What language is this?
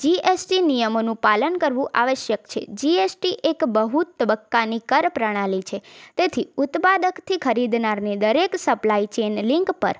Gujarati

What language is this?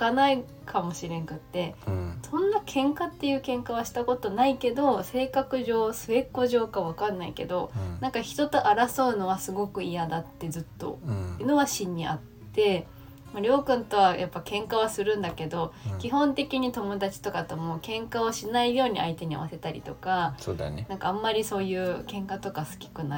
Japanese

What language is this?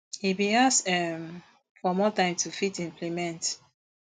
Nigerian Pidgin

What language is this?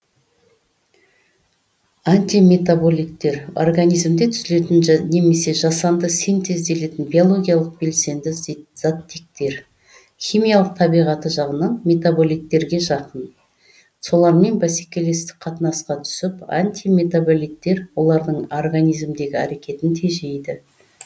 Kazakh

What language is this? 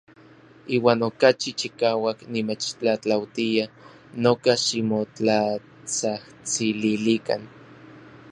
Orizaba Nahuatl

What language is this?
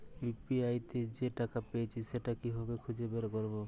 Bangla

